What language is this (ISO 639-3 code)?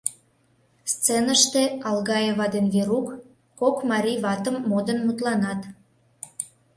chm